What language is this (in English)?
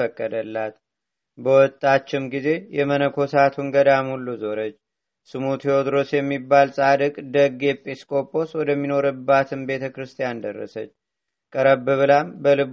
Amharic